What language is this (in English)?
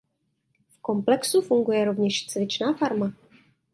Czech